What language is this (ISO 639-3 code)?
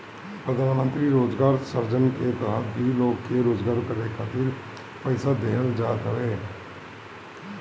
bho